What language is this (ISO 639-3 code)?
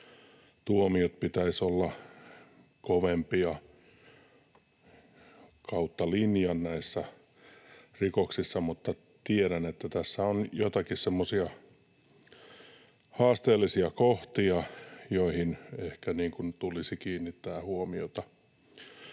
fin